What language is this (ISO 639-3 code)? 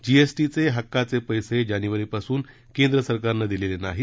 mar